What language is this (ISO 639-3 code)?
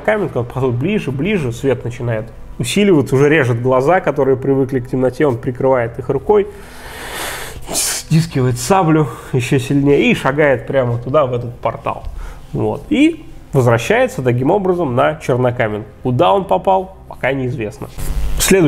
rus